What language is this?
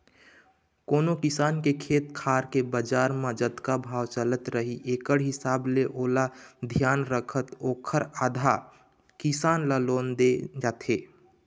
Chhattisgarhi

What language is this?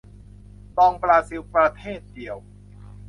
Thai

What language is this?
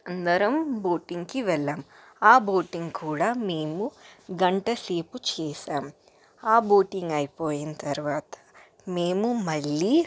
Telugu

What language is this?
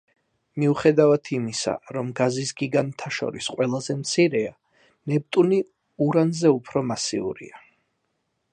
Georgian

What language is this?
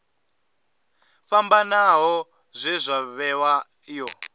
Venda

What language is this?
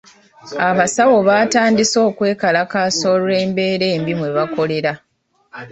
Ganda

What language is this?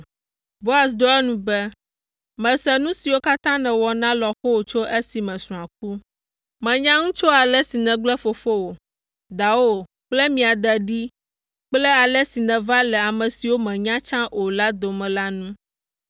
Ewe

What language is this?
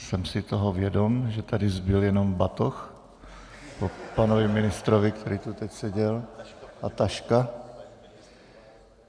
Czech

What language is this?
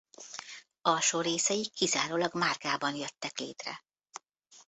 Hungarian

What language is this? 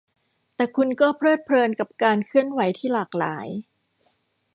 Thai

